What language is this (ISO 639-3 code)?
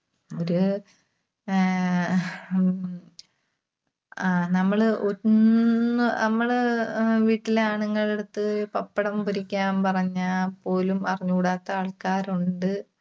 mal